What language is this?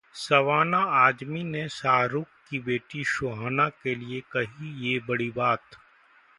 Hindi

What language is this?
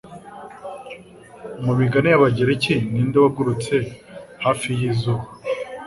Kinyarwanda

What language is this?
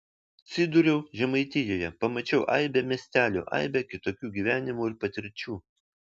Lithuanian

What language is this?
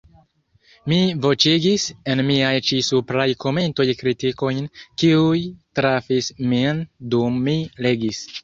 Esperanto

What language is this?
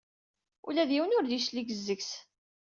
Kabyle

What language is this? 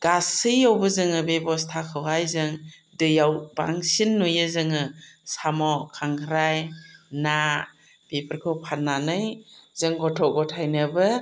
Bodo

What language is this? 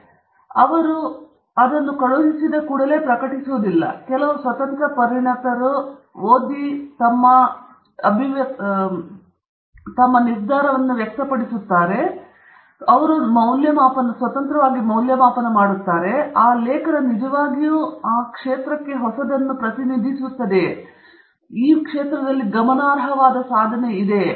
Kannada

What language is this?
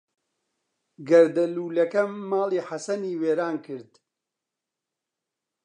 Central Kurdish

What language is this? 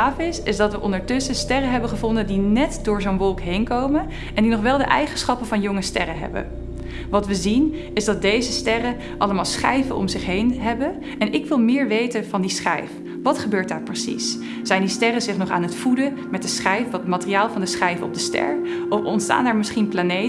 Dutch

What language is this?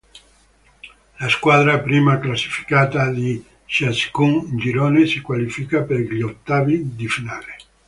Italian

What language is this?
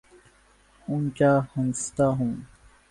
Urdu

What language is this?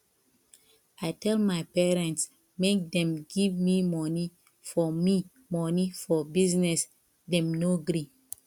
Nigerian Pidgin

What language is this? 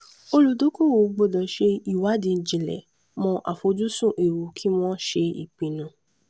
Yoruba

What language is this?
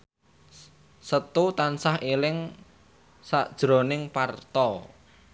Javanese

